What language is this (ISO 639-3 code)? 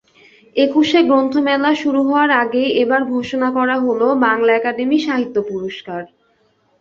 ben